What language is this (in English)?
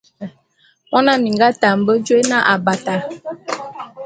Bulu